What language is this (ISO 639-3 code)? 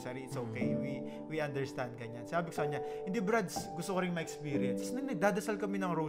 fil